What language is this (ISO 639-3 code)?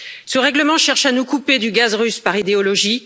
fra